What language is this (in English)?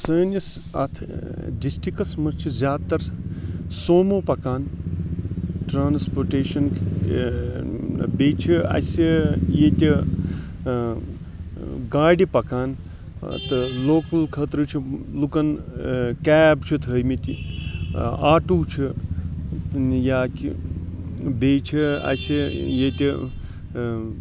Kashmiri